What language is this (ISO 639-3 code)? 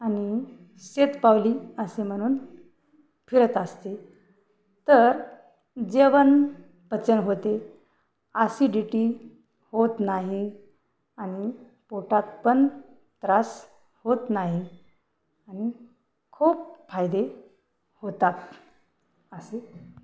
mar